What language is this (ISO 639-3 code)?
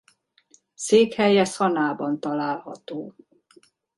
hun